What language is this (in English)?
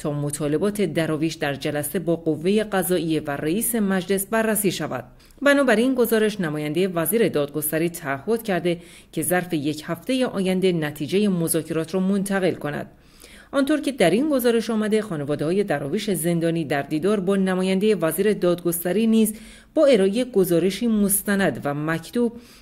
Persian